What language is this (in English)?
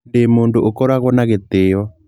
Kikuyu